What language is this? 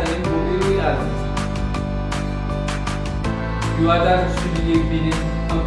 Ukrainian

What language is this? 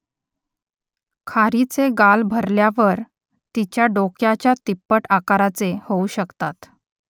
Marathi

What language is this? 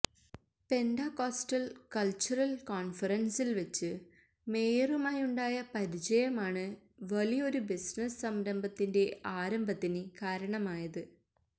Malayalam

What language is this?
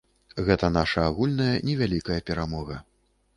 Belarusian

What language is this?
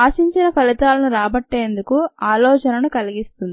Telugu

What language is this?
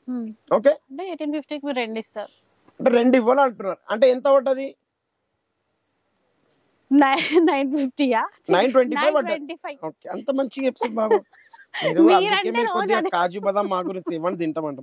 Telugu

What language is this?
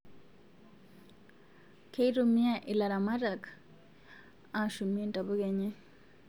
Masai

